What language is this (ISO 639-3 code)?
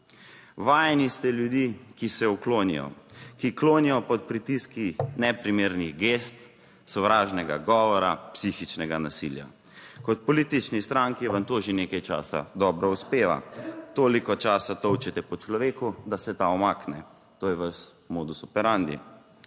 slv